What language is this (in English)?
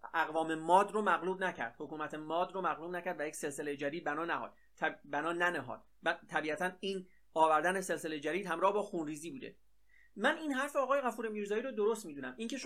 Persian